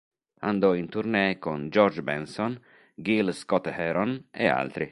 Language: Italian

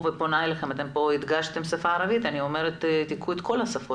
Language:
Hebrew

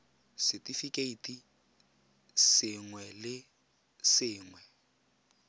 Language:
Tswana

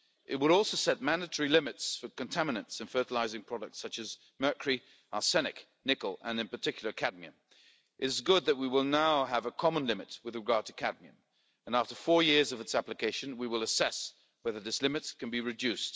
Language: English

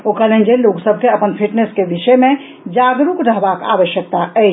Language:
Maithili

